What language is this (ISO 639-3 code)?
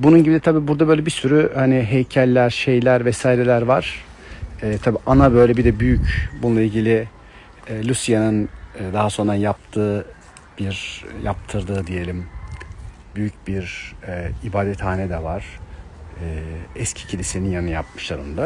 tur